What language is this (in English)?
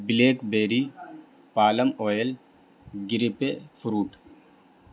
Urdu